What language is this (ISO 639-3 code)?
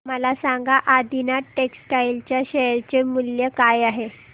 mar